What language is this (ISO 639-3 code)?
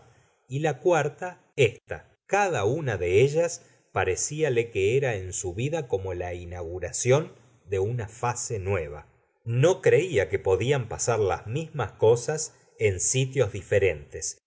spa